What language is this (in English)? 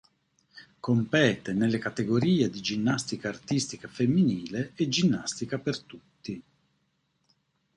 Italian